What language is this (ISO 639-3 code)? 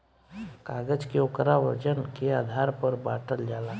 bho